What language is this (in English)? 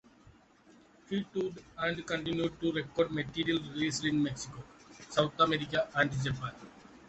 English